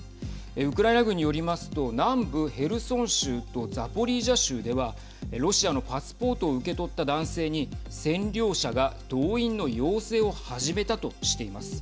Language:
Japanese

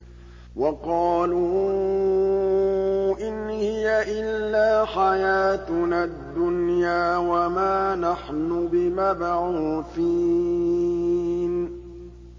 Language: Arabic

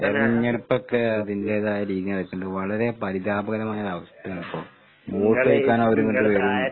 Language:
Malayalam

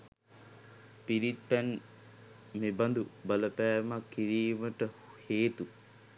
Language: Sinhala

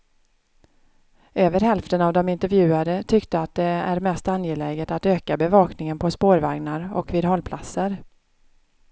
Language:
Swedish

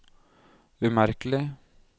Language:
Norwegian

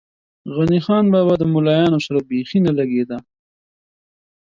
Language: Pashto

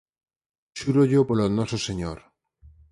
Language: Galician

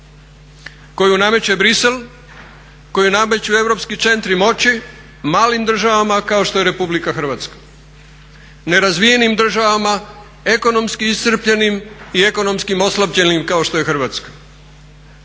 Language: Croatian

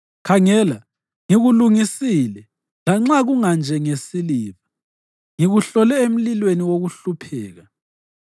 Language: North Ndebele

